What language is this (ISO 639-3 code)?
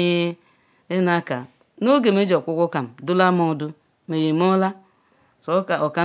ikw